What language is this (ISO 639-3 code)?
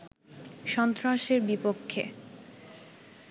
ben